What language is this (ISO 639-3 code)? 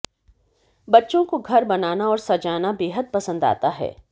hin